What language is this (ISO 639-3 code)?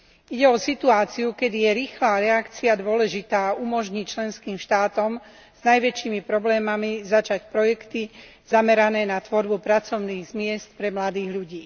slk